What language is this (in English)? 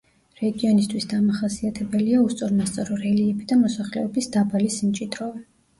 Georgian